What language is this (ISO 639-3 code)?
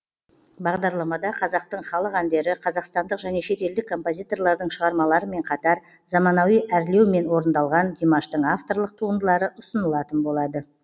kaz